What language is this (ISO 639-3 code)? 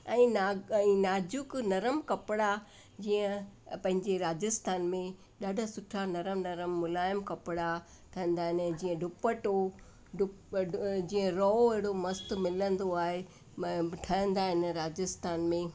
snd